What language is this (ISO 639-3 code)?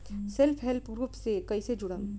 bho